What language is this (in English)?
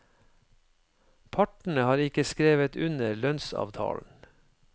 Norwegian